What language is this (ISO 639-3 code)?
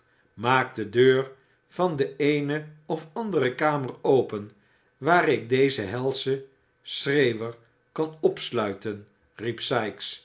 nld